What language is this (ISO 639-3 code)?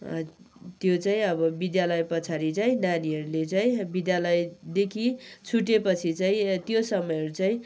nep